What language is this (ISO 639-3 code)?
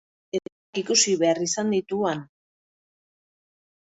eus